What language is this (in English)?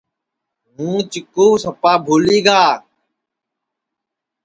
Sansi